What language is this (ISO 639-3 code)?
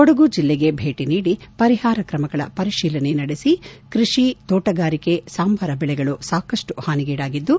kan